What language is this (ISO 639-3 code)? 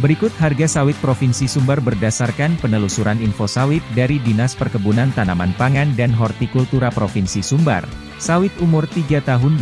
ind